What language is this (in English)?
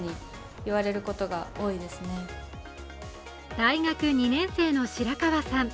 Japanese